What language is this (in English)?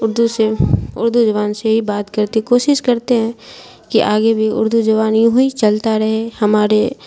Urdu